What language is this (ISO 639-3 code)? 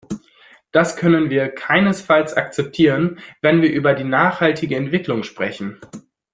deu